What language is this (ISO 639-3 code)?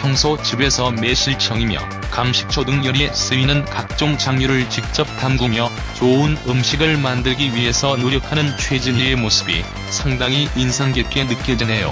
kor